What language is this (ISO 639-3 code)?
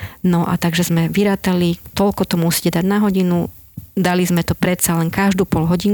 slk